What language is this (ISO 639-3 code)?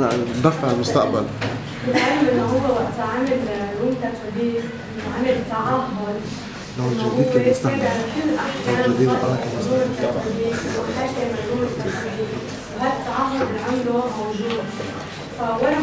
ara